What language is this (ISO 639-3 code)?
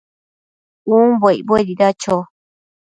mcf